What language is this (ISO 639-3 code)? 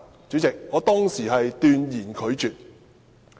yue